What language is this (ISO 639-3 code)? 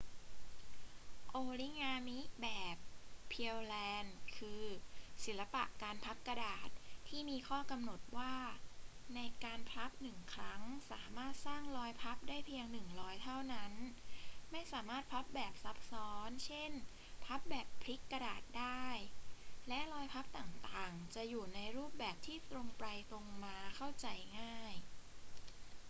tha